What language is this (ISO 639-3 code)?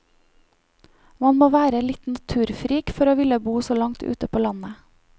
nor